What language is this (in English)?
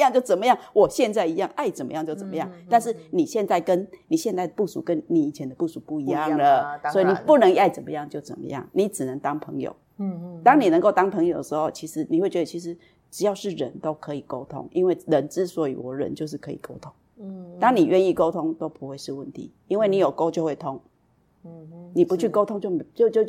Chinese